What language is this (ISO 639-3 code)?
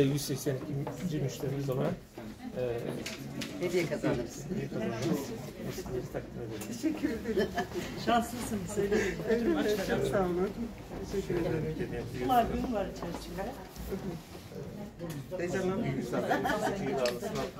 tur